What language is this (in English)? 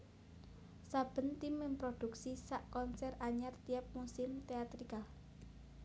Javanese